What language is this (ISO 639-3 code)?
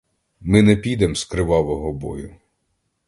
ukr